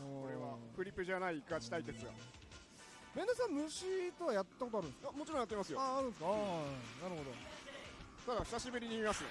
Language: Japanese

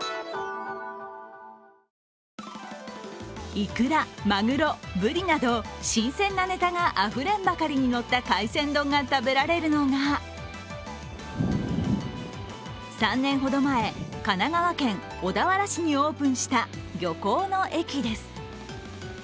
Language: Japanese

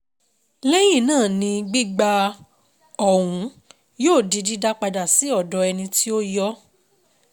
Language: Yoruba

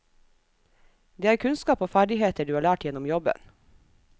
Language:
Norwegian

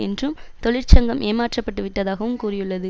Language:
Tamil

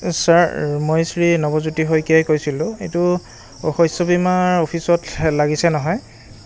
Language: Assamese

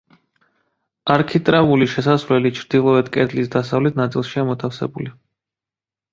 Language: Georgian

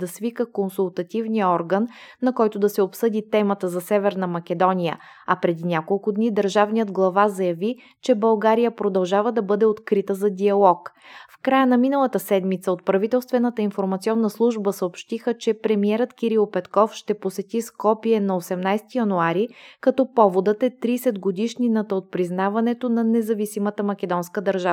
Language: Bulgarian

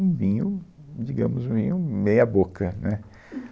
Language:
Portuguese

